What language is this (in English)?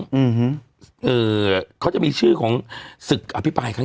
Thai